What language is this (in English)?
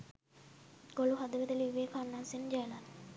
Sinhala